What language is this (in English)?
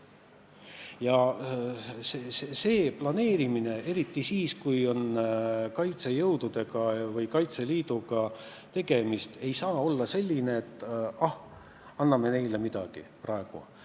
Estonian